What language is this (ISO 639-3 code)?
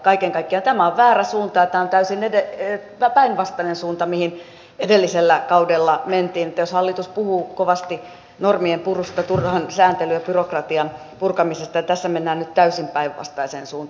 fin